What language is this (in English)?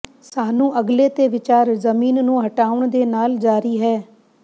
Punjabi